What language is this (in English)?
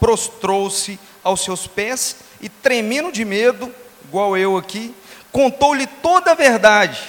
Portuguese